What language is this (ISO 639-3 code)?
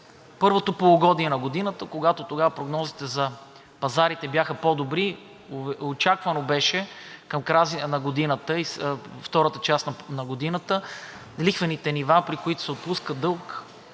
bul